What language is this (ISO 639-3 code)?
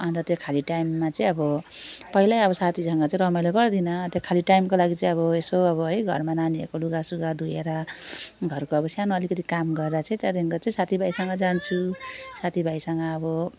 nep